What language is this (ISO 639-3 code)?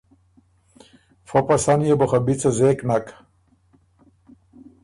oru